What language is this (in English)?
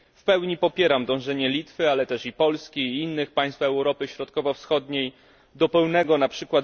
Polish